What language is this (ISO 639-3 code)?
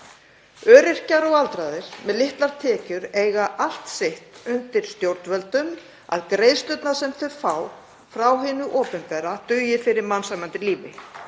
isl